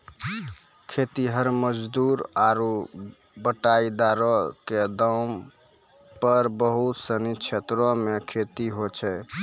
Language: Maithili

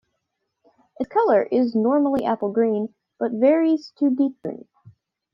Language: English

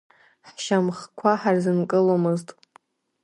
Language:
Abkhazian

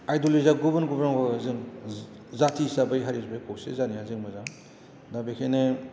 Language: Bodo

